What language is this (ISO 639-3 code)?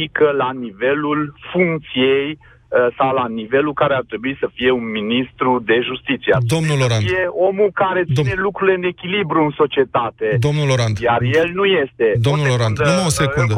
ron